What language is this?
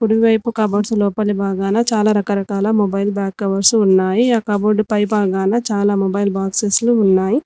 Telugu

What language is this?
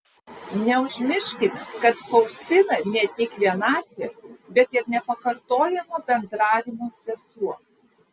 Lithuanian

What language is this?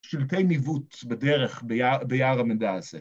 Hebrew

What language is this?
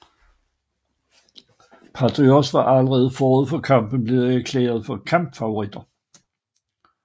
Danish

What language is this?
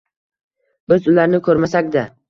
Uzbek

